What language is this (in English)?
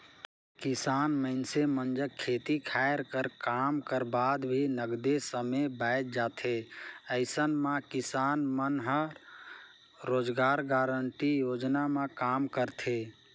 Chhattisgarhi